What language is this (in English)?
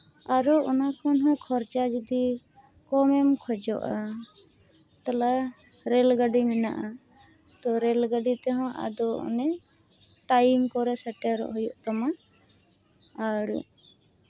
Santali